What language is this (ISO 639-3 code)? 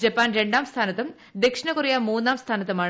mal